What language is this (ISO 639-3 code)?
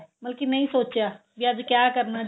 pan